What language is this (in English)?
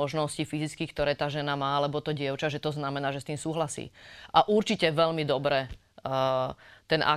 Slovak